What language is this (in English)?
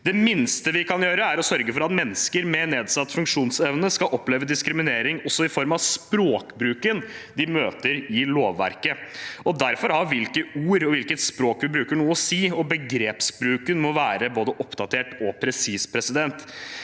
Norwegian